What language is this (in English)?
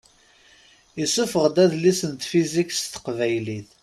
Kabyle